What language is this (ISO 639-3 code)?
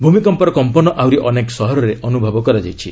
ori